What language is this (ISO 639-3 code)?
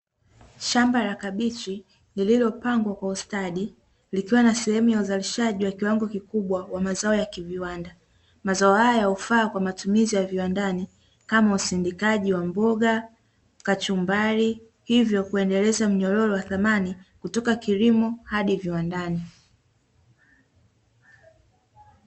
swa